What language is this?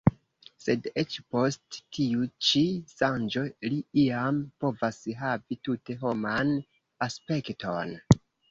Esperanto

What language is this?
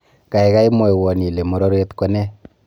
Kalenjin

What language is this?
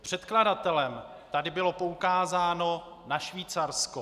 Czech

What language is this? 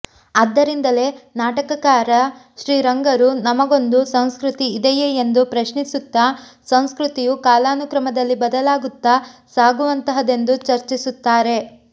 Kannada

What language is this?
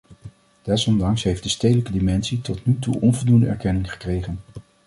Dutch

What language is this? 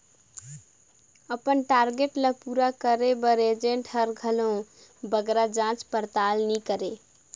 Chhattisgarhi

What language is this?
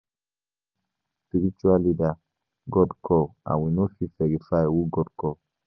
Nigerian Pidgin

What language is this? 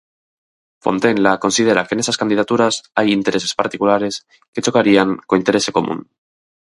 Galician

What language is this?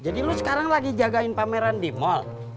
Indonesian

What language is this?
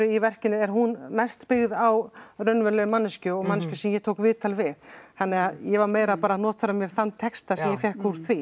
Icelandic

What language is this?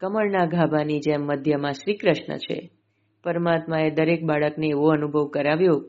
Gujarati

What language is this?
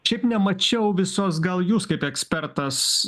Lithuanian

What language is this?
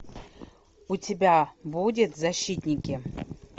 Russian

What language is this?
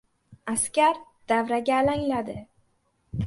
Uzbek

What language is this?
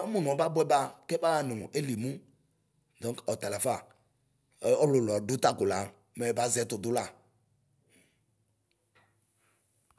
Ikposo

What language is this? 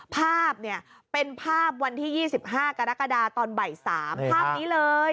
Thai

